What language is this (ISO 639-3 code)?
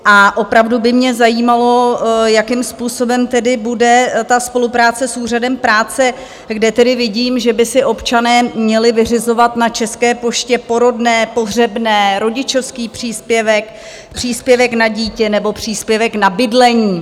ces